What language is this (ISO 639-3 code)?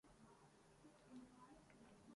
urd